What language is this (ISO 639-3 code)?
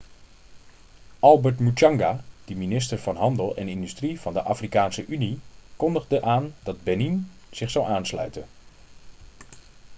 nld